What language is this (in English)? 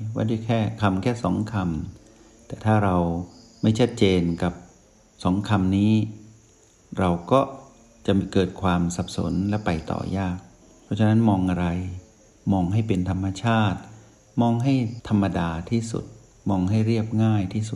Thai